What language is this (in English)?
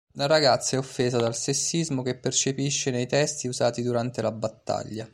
Italian